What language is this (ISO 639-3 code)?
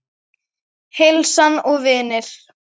isl